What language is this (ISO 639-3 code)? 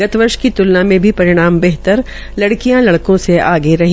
hin